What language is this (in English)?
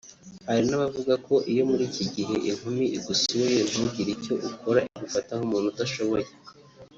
Kinyarwanda